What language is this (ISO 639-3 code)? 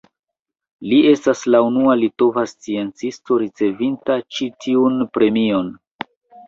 epo